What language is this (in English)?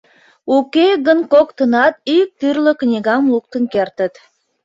Mari